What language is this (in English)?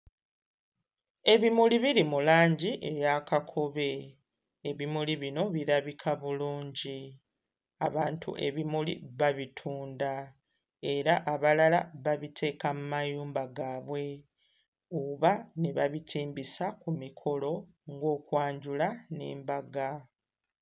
Ganda